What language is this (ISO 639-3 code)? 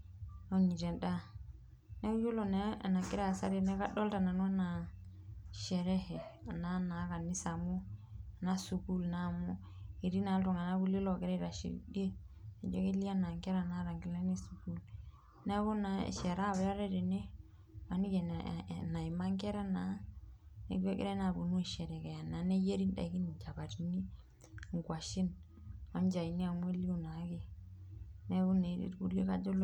mas